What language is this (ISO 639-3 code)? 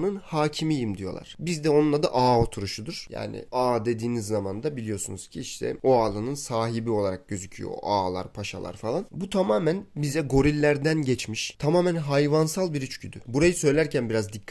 tur